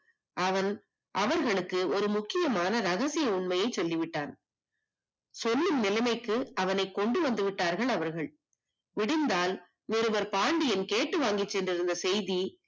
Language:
Tamil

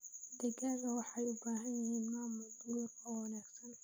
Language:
Somali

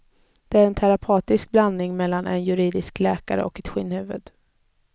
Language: Swedish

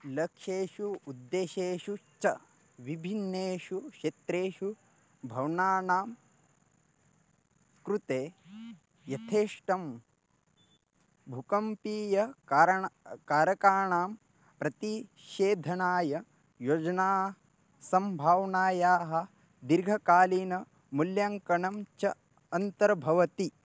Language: Sanskrit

